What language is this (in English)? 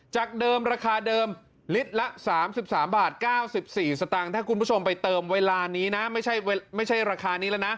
Thai